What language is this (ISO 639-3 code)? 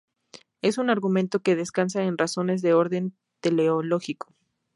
spa